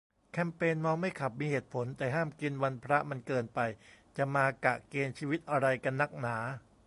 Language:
Thai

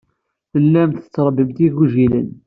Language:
Kabyle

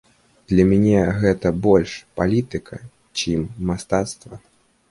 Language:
Belarusian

